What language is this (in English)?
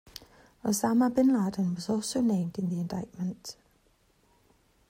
English